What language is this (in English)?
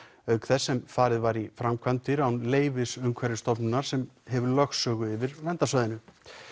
Icelandic